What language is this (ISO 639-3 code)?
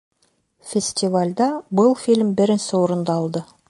bak